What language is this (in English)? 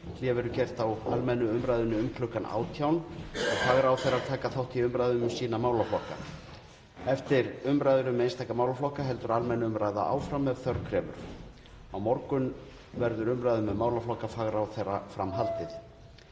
Icelandic